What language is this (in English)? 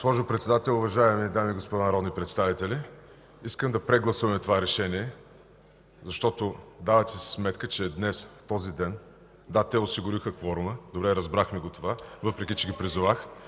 Bulgarian